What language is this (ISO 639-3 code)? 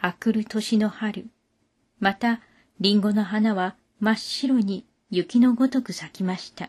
jpn